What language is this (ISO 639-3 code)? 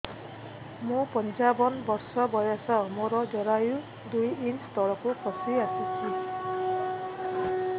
ori